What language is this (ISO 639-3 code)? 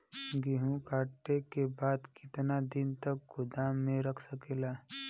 bho